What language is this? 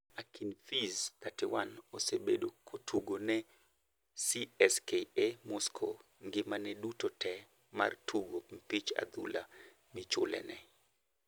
Luo (Kenya and Tanzania)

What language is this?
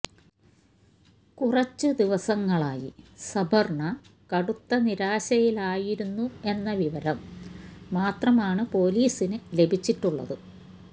Malayalam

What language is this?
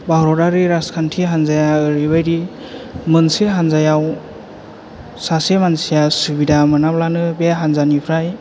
Bodo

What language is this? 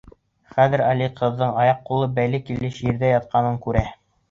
Bashkir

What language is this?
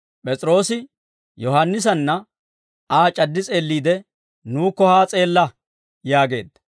Dawro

